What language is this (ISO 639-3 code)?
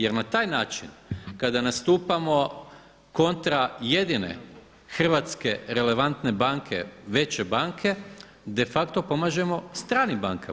hrv